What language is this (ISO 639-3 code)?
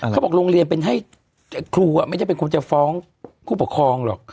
tha